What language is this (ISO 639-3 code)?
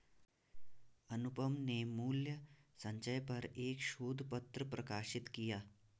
hin